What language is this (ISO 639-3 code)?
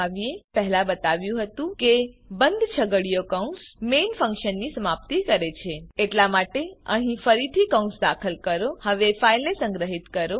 guj